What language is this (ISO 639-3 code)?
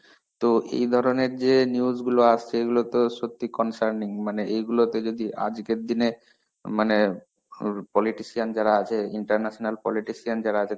ben